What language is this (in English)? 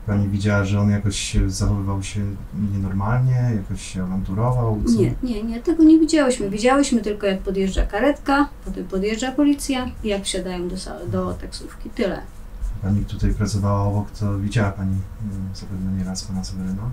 Polish